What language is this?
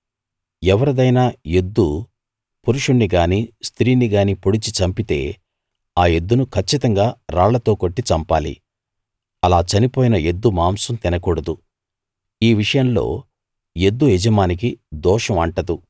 Telugu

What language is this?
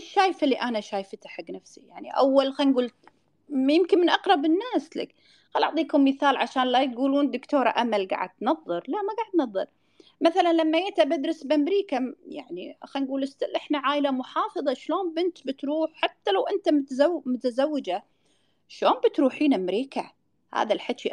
Arabic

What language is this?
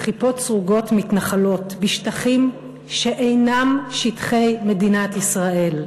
Hebrew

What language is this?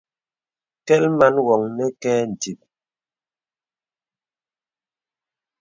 Bebele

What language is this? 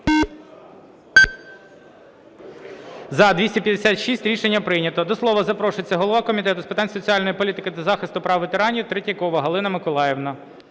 Ukrainian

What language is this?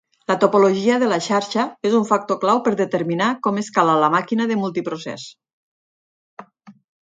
Catalan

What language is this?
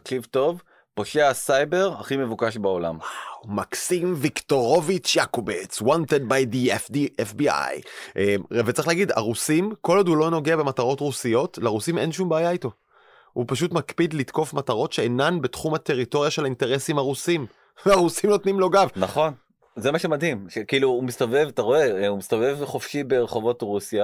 Hebrew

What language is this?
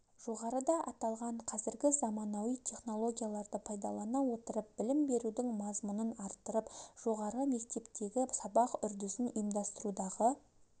Kazakh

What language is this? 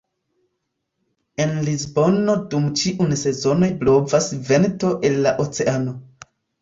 Esperanto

